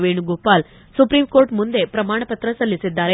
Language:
Kannada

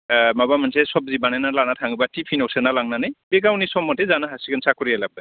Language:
Bodo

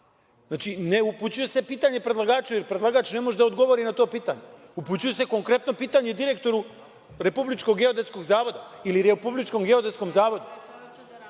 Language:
Serbian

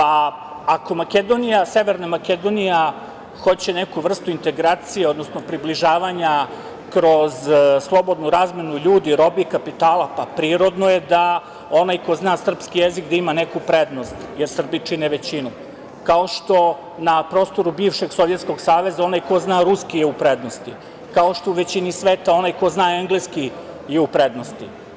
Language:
Serbian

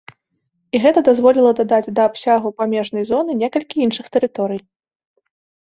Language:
Belarusian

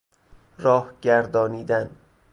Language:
Persian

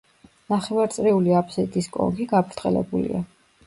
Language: Georgian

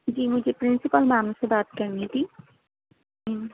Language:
Urdu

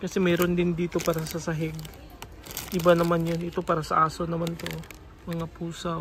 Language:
Filipino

